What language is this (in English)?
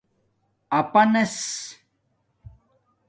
Domaaki